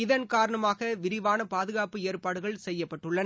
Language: Tamil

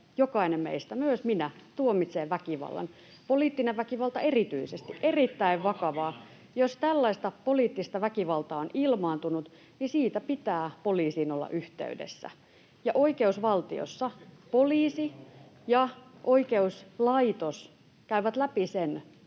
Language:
Finnish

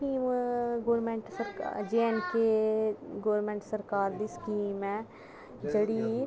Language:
Dogri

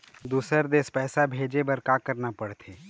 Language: Chhattisgarhi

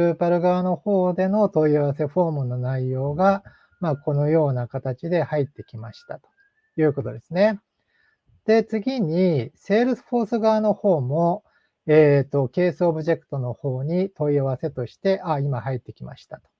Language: Japanese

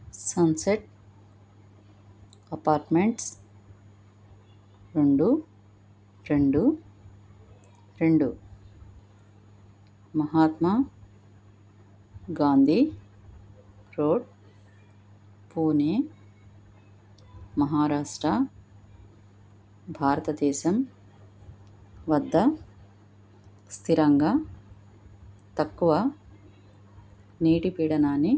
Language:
Telugu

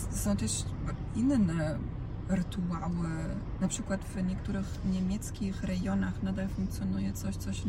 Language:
Polish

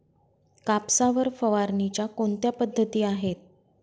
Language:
Marathi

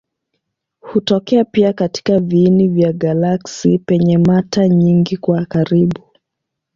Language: Swahili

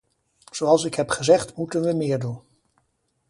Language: Dutch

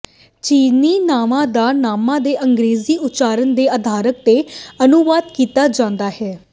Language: Punjabi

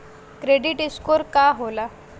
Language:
Bhojpuri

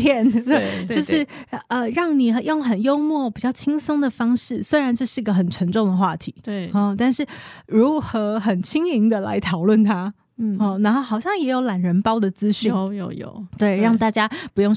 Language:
Chinese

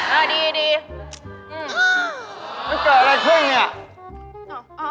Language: Thai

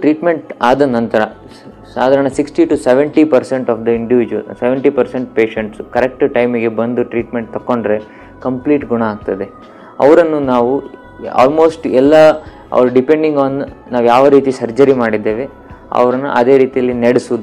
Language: Kannada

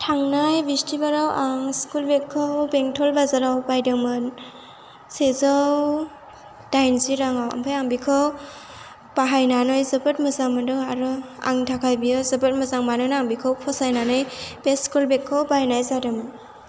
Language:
Bodo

